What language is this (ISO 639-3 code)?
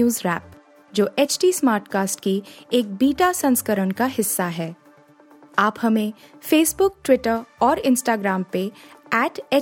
hin